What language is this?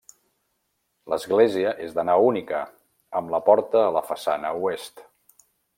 Catalan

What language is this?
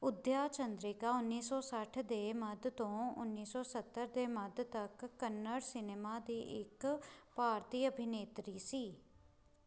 Punjabi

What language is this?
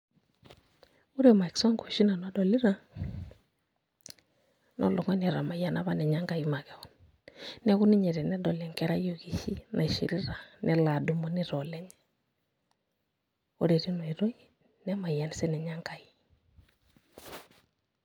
Masai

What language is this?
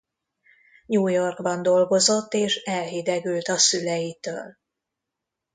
Hungarian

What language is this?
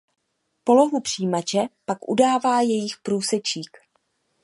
Czech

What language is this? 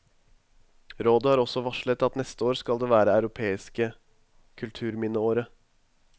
Norwegian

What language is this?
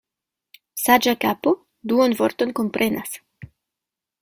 Esperanto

